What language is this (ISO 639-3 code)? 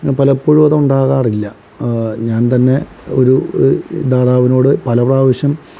mal